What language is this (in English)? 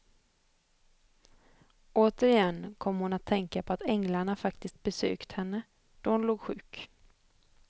Swedish